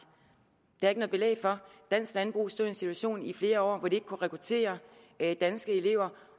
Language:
Danish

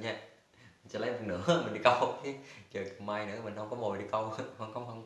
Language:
Vietnamese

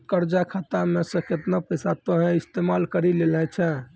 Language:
Maithili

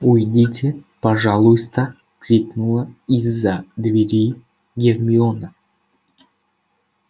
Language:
Russian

